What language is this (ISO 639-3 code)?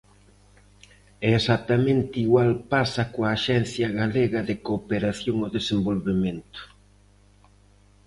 glg